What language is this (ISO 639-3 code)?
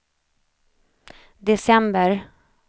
swe